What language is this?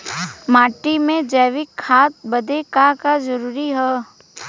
Bhojpuri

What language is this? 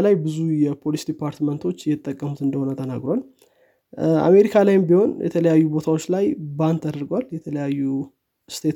Amharic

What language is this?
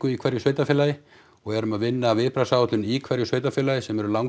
Icelandic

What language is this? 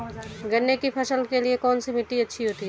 Hindi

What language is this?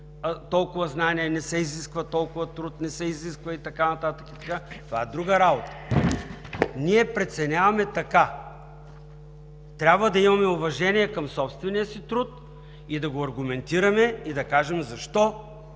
Bulgarian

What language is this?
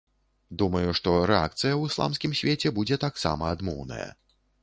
Belarusian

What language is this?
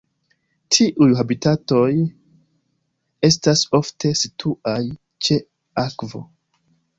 Esperanto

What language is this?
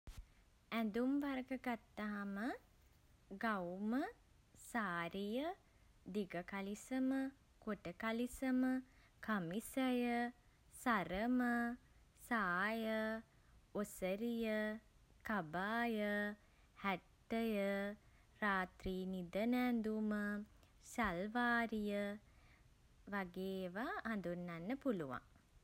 Sinhala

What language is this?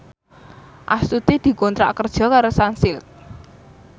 Javanese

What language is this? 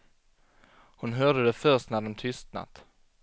Swedish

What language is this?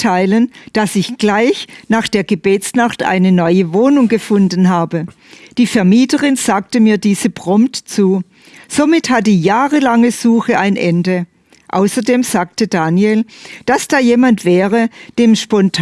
German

